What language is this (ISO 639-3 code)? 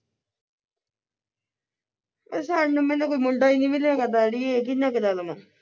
pan